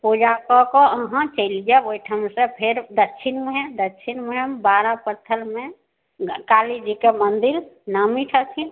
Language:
Maithili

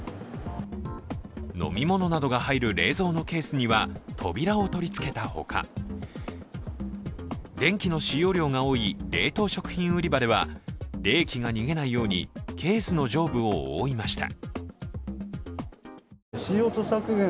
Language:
Japanese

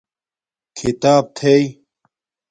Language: Domaaki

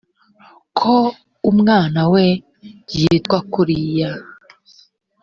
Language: Kinyarwanda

